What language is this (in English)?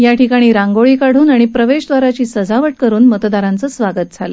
Marathi